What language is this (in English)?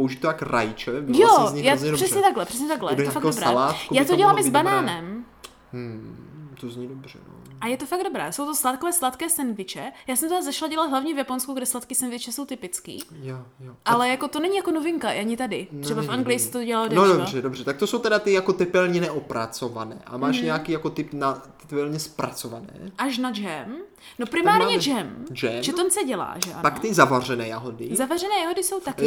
Czech